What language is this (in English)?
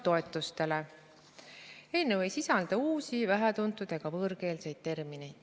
Estonian